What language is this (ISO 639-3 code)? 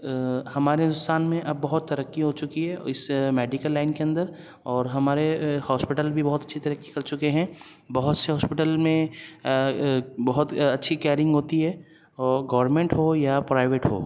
urd